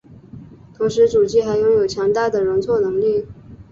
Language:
Chinese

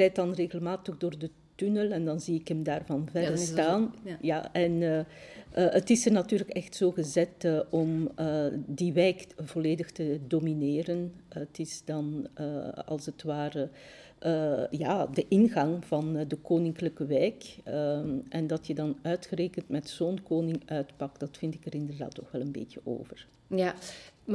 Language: Dutch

